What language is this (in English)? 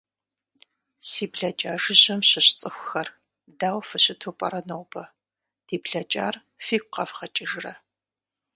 Kabardian